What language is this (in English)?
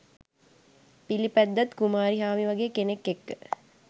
Sinhala